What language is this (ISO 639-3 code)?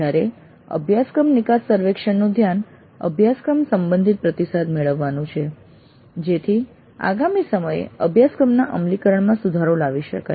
guj